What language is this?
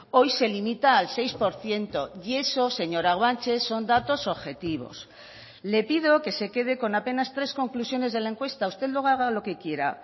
Spanish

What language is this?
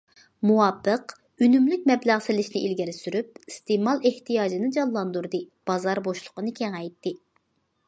Uyghur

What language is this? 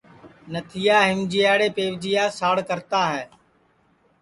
Sansi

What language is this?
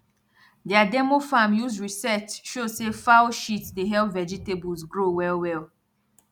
Nigerian Pidgin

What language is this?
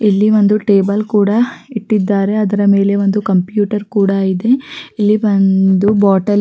Kannada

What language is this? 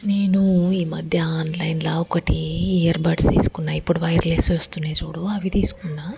Telugu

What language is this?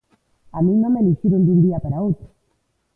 Galician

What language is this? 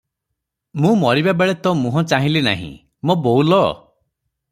Odia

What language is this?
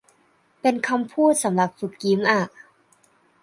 Thai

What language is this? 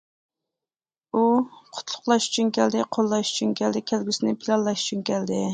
Uyghur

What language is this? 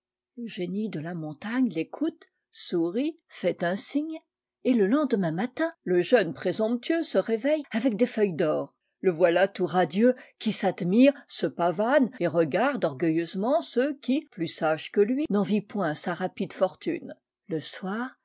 French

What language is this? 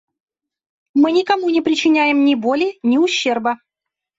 Russian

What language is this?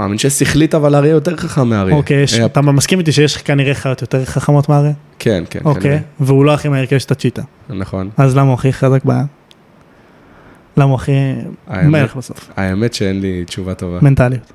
Hebrew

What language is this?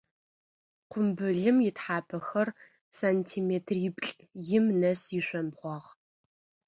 Adyghe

